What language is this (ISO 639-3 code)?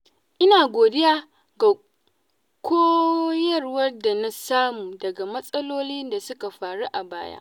hau